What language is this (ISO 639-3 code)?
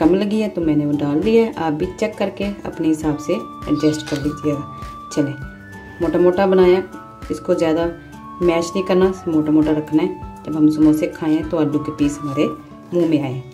hin